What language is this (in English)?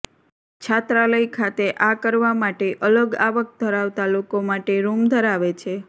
Gujarati